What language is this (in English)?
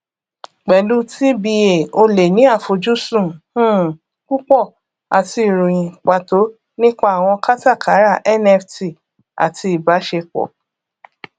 Yoruba